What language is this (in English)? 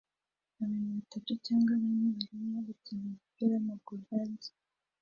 Kinyarwanda